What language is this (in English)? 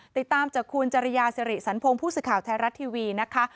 Thai